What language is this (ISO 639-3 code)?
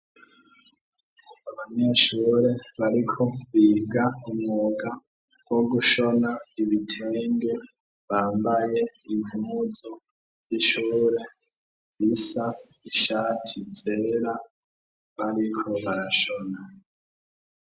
run